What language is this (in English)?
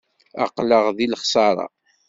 Kabyle